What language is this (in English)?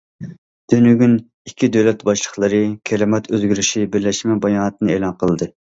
Uyghur